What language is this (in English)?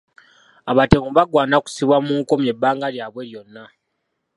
Ganda